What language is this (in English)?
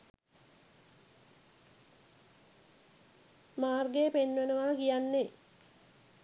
Sinhala